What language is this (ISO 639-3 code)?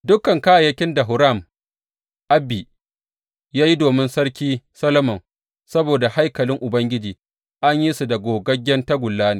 hau